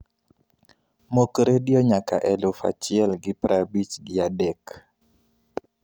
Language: Luo (Kenya and Tanzania)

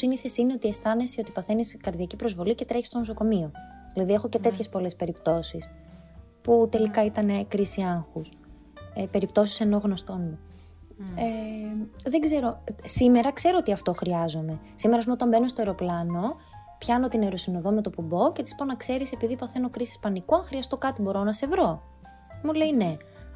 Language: Greek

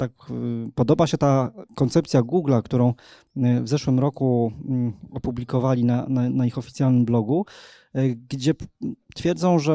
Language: Polish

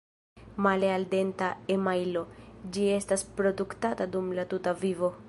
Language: Esperanto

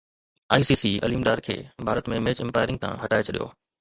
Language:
Sindhi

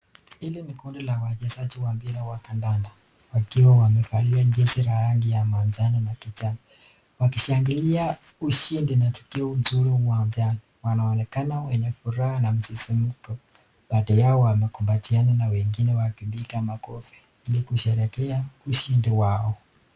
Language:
Swahili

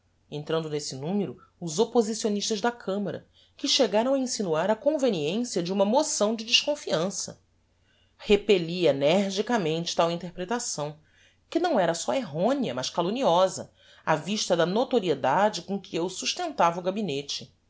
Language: Portuguese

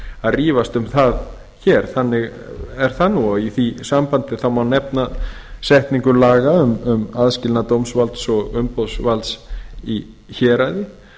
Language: Icelandic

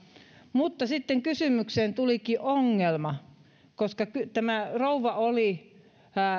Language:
Finnish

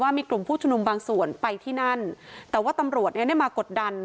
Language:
Thai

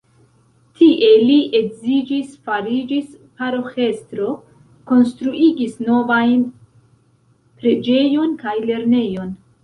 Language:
Esperanto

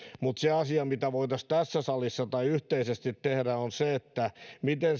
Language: Finnish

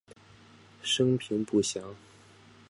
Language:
Chinese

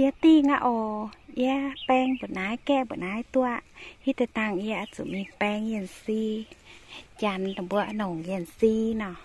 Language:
Thai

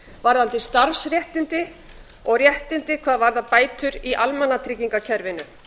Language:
Icelandic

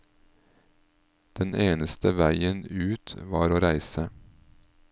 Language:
Norwegian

